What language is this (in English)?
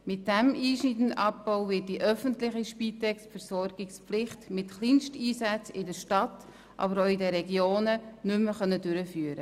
Swiss German